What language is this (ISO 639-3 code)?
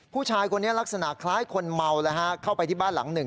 tha